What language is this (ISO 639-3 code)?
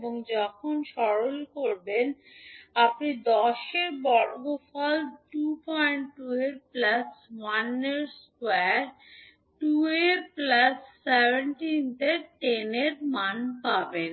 ben